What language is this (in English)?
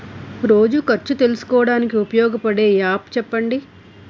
Telugu